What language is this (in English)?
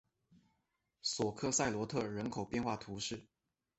Chinese